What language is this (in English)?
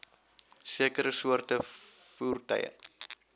Afrikaans